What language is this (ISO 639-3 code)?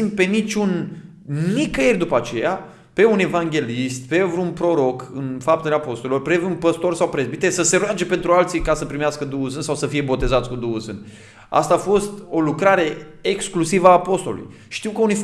ron